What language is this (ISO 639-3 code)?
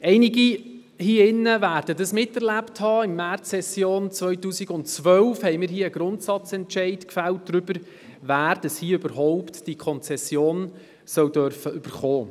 gsw